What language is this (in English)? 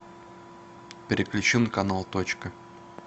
Russian